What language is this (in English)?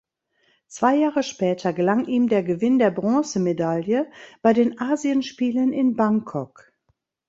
German